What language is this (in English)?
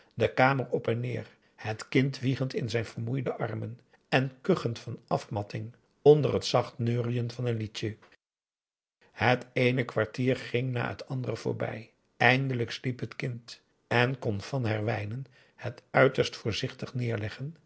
Dutch